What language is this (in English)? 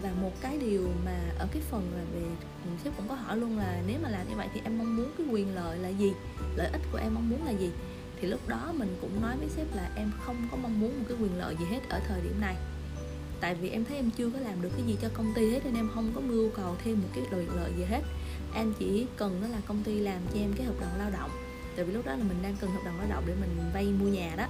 Vietnamese